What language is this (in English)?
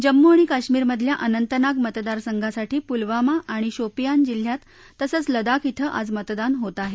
Marathi